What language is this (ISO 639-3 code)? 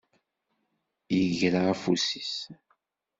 kab